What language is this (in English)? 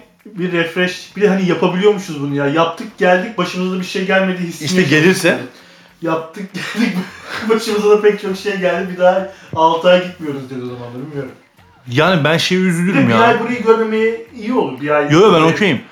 Turkish